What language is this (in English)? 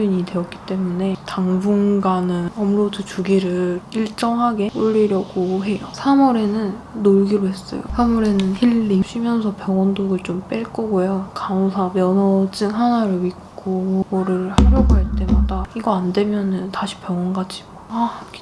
Korean